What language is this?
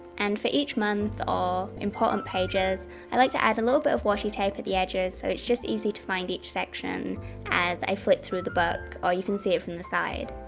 English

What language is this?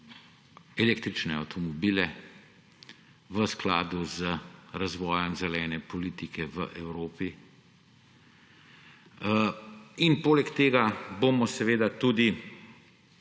Slovenian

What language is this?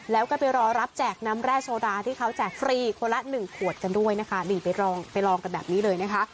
Thai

